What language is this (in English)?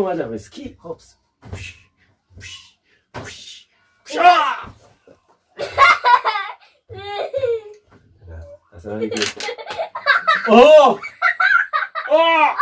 Korean